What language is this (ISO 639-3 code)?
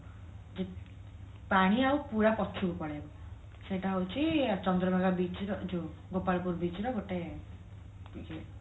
ori